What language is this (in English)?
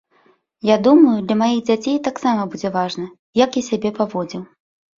Belarusian